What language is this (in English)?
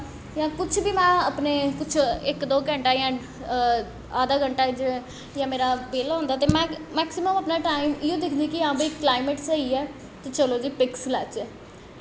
Dogri